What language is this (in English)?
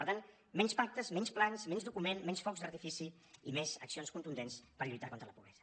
Catalan